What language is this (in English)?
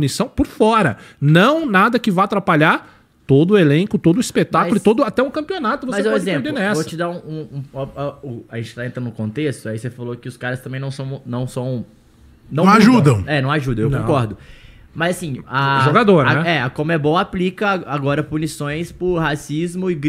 Portuguese